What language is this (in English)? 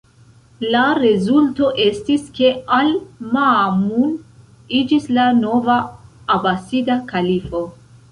Esperanto